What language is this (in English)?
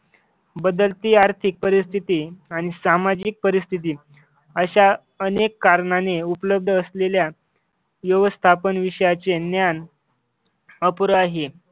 Marathi